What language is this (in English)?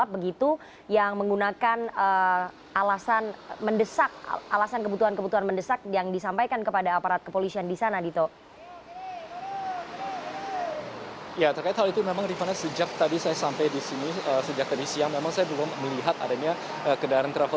Indonesian